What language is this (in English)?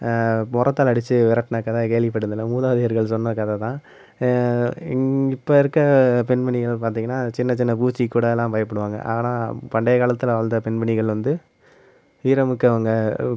Tamil